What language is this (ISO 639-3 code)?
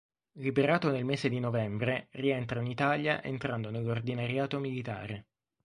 ita